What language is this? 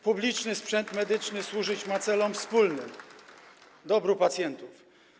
Polish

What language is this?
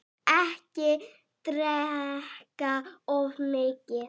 Icelandic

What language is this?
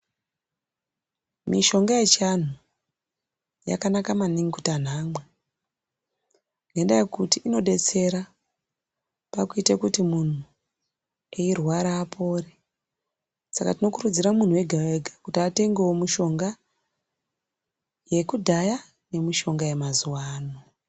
Ndau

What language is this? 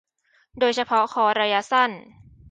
Thai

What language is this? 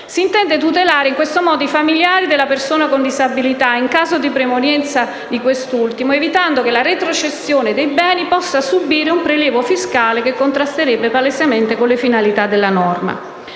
Italian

